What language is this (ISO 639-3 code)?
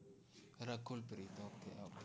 guj